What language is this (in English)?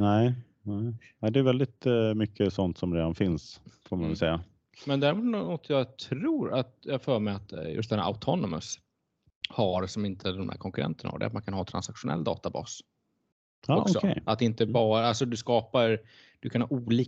Swedish